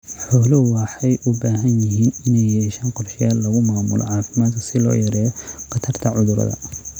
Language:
Somali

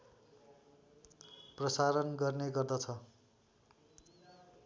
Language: Nepali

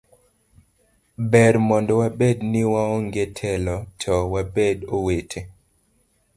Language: Luo (Kenya and Tanzania)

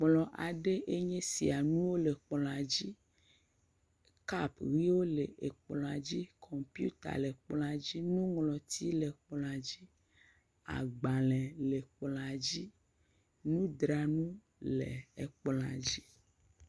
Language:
Ewe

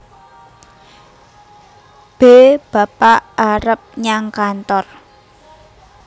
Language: Javanese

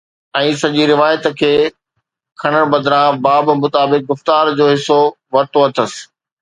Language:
Sindhi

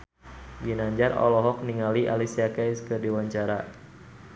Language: Sundanese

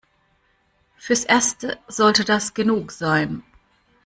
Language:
German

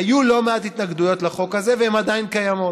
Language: Hebrew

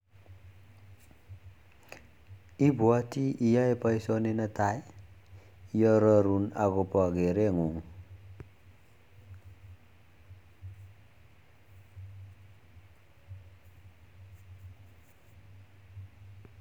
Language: Kalenjin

